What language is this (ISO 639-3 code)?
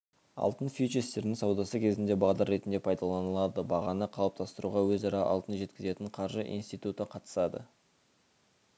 kaz